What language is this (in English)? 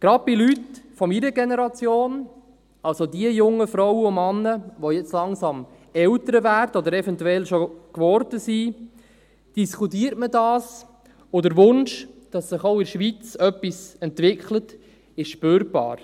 Swiss German